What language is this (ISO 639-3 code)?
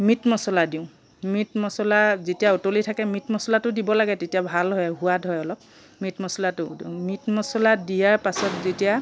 asm